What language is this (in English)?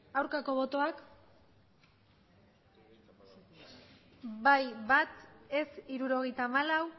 Basque